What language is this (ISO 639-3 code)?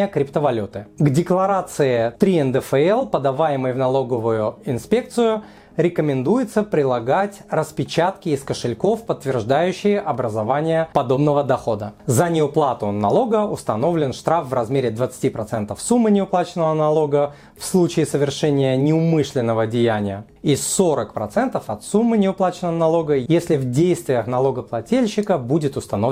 rus